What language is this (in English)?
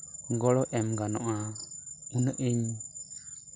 Santali